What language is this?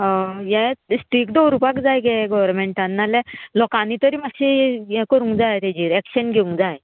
Konkani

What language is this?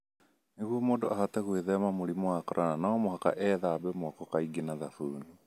Kikuyu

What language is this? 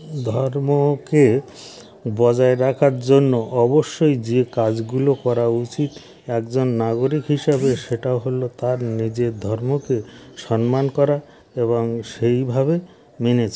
Bangla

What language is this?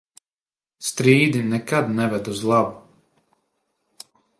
Latvian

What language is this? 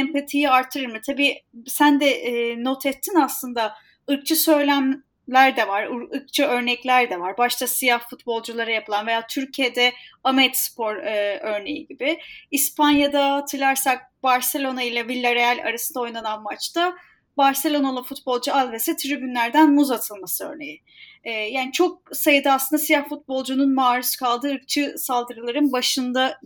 Turkish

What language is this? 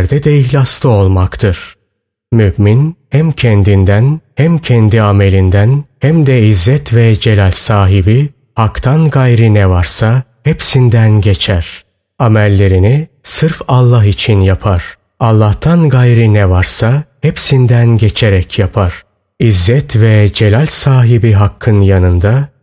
Turkish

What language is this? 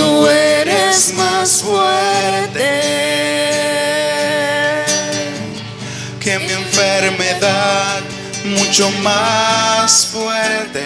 Spanish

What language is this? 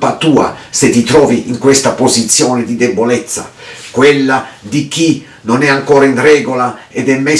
Italian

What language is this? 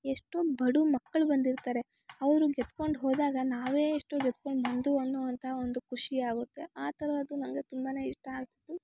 Kannada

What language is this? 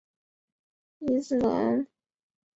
Chinese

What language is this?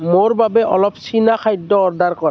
Assamese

